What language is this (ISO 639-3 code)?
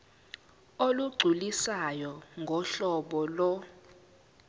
zul